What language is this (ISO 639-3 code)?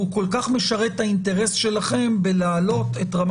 heb